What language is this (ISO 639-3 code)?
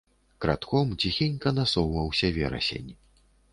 bel